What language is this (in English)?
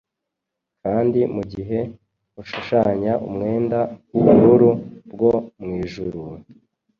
Kinyarwanda